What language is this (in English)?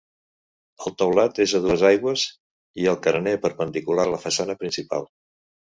Catalan